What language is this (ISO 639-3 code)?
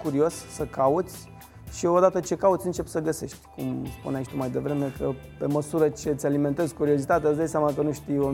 ron